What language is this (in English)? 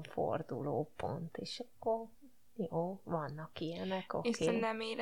Hungarian